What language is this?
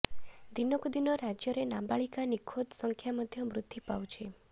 Odia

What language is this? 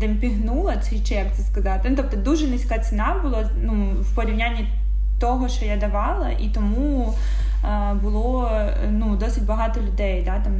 Ukrainian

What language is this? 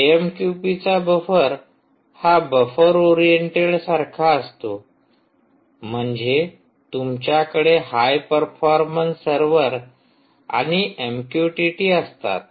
Marathi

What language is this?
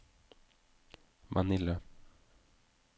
Norwegian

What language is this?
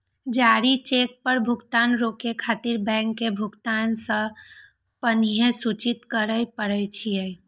Maithili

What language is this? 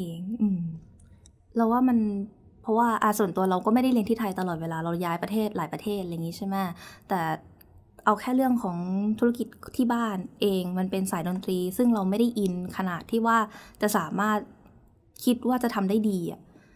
Thai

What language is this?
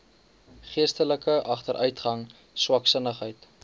Afrikaans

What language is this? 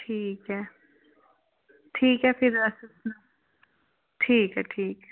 Dogri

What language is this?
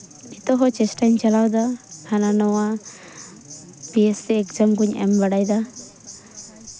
Santali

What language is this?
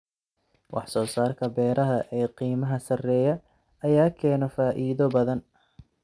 Somali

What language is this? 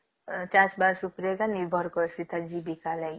Odia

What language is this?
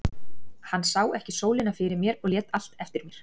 Icelandic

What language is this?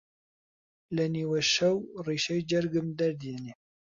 Central Kurdish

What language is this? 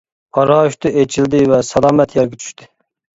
Uyghur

